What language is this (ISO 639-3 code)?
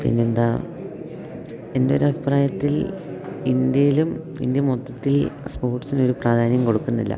mal